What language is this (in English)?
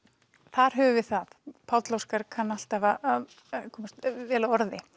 Icelandic